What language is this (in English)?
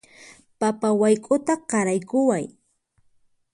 Puno Quechua